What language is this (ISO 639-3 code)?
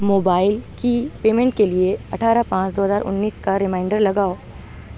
urd